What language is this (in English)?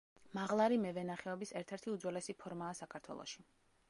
Georgian